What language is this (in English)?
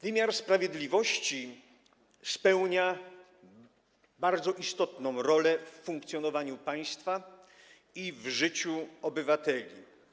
Polish